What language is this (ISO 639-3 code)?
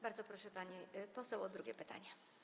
pol